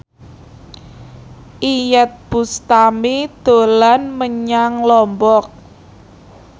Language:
Javanese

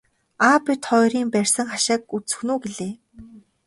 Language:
Mongolian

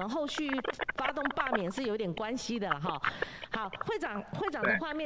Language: Chinese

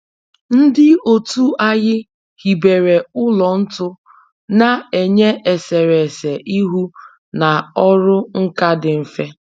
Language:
Igbo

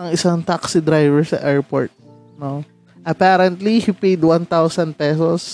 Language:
Filipino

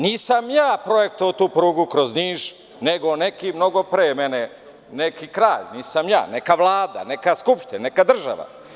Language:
Serbian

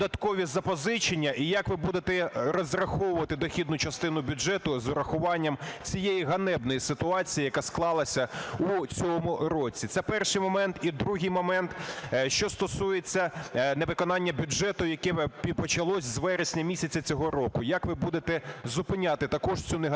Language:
Ukrainian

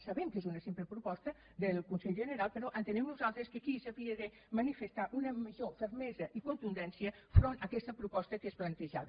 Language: Catalan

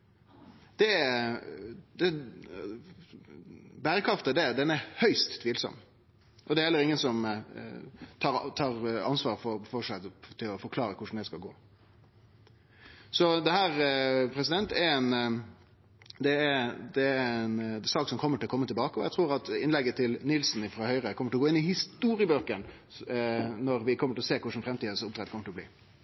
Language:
Norwegian Nynorsk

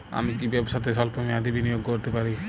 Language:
Bangla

